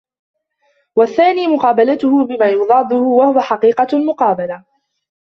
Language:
Arabic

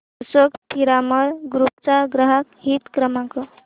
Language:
Marathi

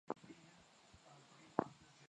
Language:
Swahili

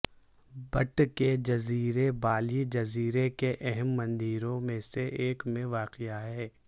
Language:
Urdu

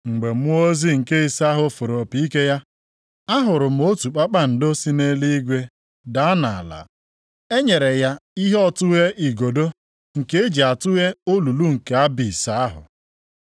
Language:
Igbo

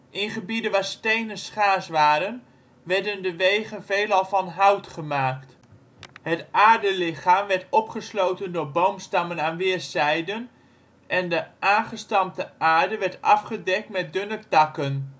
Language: Dutch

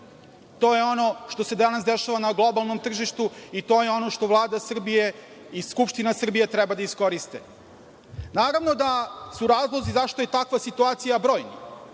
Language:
Serbian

